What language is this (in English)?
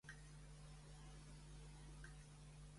Catalan